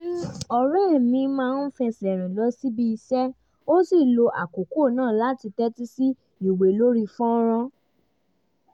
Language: Yoruba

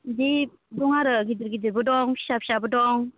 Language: Bodo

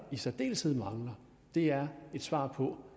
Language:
Danish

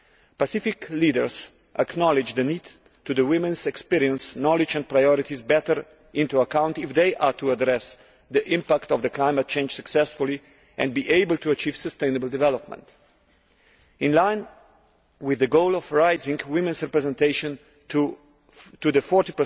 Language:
English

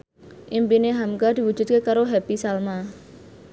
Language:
Javanese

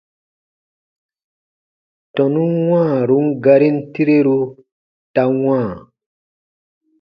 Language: Baatonum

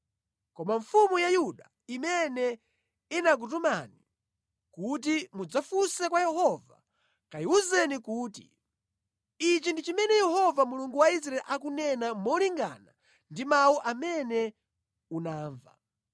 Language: Nyanja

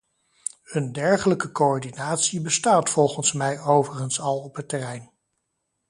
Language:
Dutch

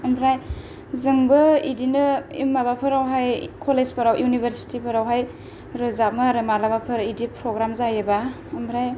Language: Bodo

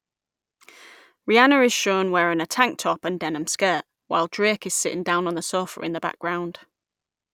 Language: English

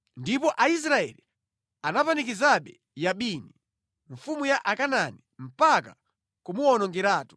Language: Nyanja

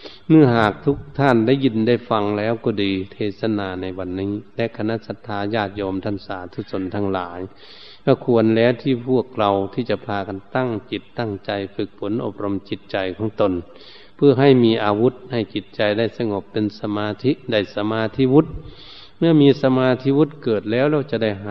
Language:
Thai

